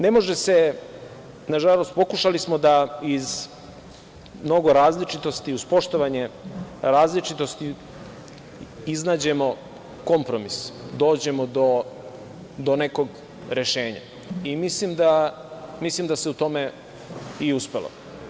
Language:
Serbian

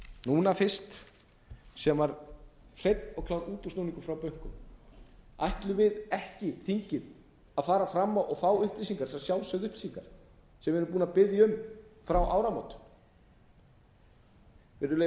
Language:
Icelandic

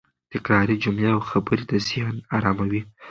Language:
Pashto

